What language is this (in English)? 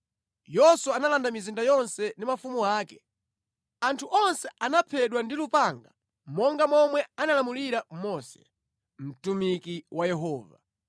Nyanja